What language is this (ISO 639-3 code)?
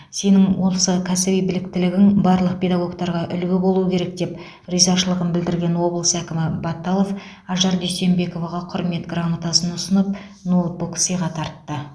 kaz